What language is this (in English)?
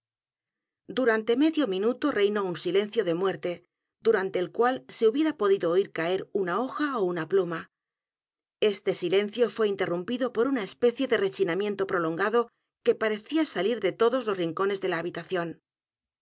Spanish